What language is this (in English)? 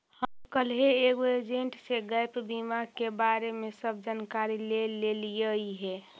Magahi